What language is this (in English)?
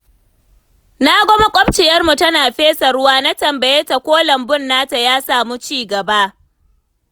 Hausa